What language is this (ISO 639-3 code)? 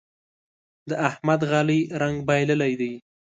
pus